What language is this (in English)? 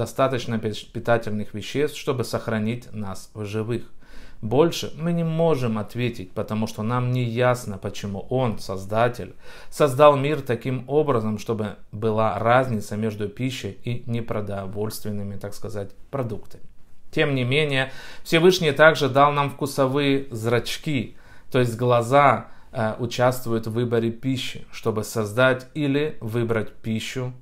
Russian